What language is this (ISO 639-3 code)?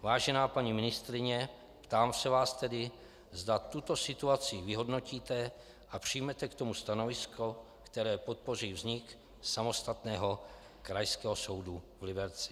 ces